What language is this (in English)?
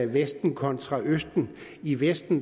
Danish